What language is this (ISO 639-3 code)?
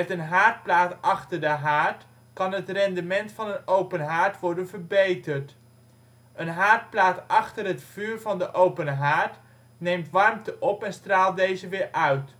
nld